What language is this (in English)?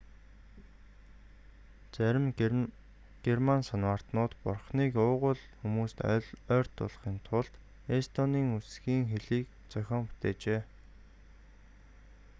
Mongolian